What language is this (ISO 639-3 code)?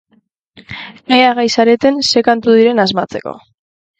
eus